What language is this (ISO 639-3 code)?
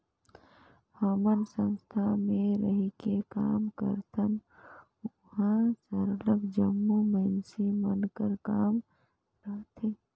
hne